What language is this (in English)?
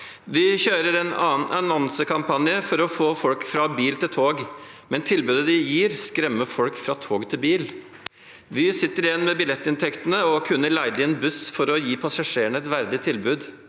Norwegian